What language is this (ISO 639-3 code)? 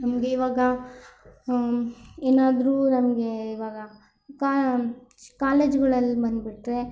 kan